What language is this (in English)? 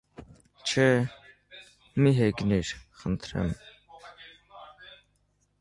Armenian